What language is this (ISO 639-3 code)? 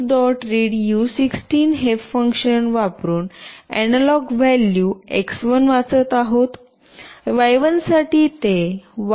mar